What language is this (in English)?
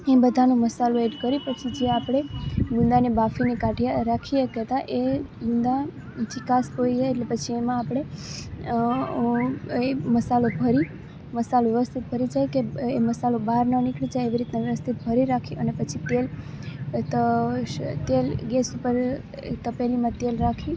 Gujarati